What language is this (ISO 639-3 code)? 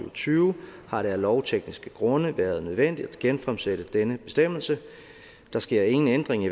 dan